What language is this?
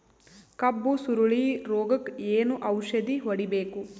Kannada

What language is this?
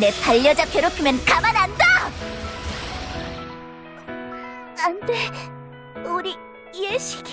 Korean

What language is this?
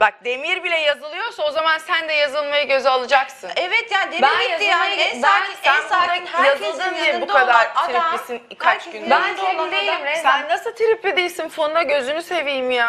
Turkish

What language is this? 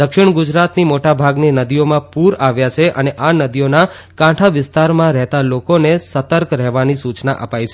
Gujarati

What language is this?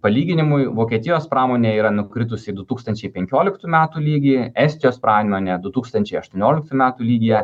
Lithuanian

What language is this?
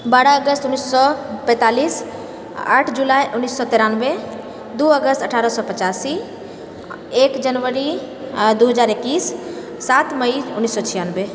Maithili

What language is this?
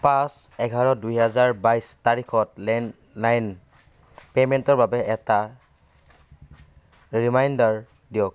Assamese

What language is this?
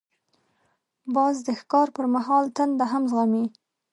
Pashto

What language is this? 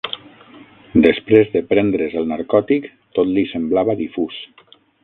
Catalan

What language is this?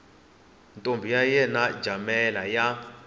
Tsonga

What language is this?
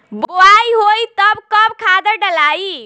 Bhojpuri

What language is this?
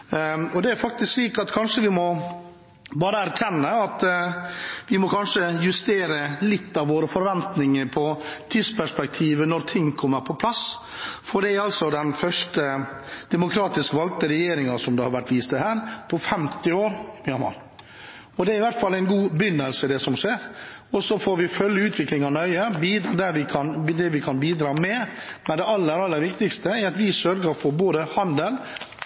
Norwegian Bokmål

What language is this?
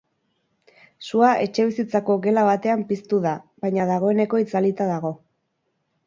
Basque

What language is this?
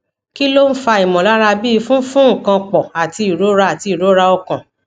Yoruba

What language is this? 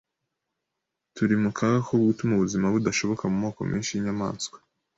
Kinyarwanda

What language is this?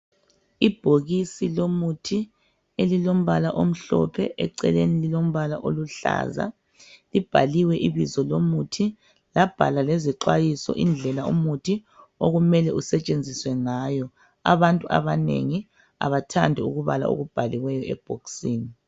North Ndebele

